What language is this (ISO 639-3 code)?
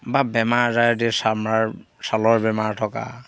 asm